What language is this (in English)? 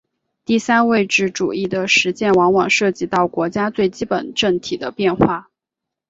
Chinese